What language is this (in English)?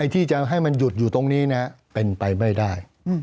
Thai